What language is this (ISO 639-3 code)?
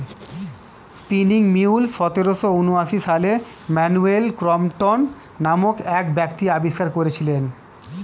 ben